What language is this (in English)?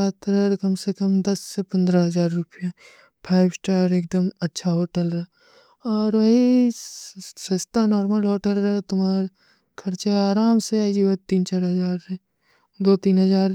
Kui (India)